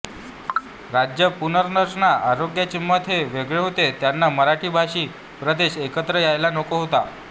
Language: Marathi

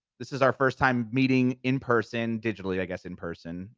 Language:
English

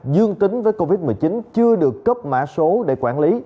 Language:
Vietnamese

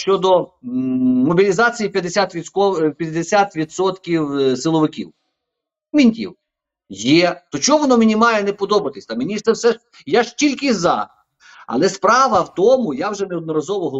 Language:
Ukrainian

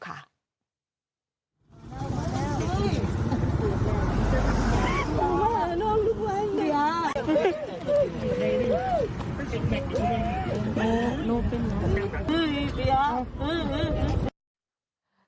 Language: Thai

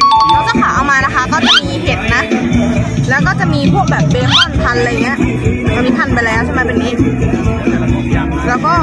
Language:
Thai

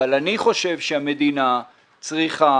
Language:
Hebrew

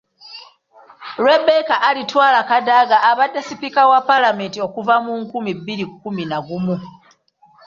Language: Ganda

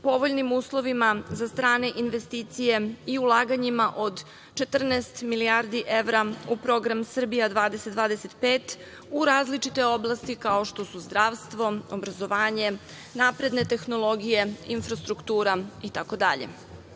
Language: Serbian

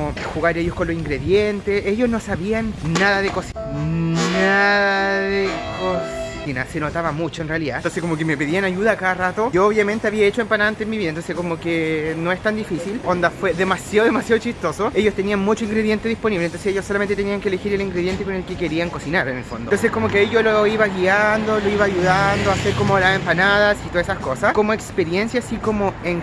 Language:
Spanish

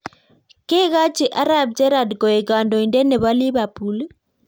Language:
Kalenjin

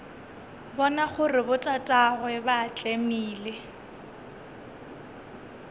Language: Northern Sotho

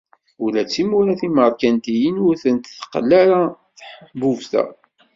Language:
Kabyle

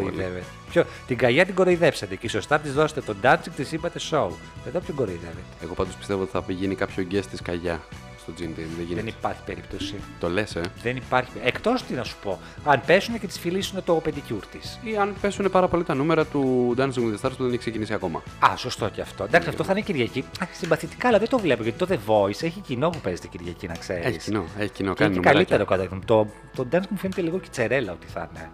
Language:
Greek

